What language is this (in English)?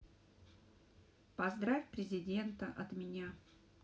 Russian